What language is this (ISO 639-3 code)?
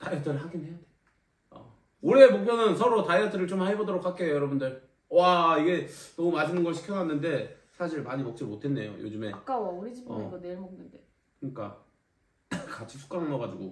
kor